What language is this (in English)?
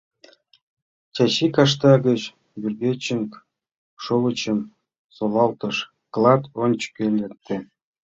Mari